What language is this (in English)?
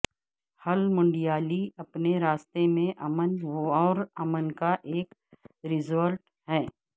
Urdu